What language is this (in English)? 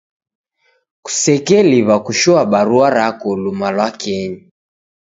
Taita